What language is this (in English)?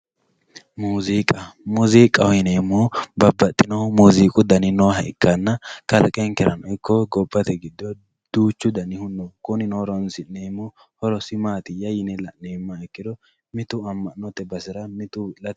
Sidamo